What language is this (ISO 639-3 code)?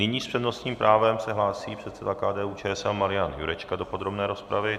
ces